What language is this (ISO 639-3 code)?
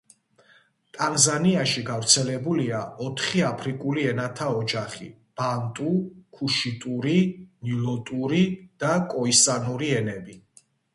kat